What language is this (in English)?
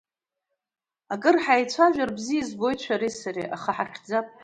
Abkhazian